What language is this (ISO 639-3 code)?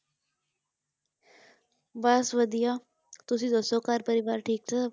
pan